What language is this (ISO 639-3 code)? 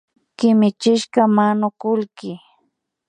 qvi